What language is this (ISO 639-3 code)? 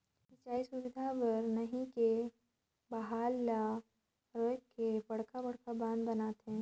hne